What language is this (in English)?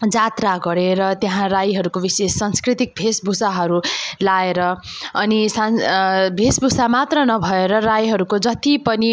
Nepali